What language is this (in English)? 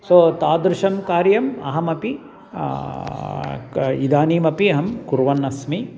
Sanskrit